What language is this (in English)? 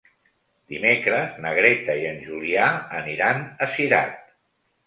Catalan